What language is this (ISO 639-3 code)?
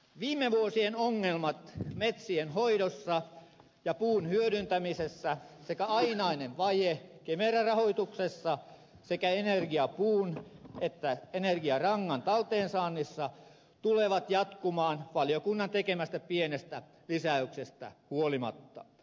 fin